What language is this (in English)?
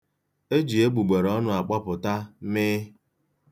Igbo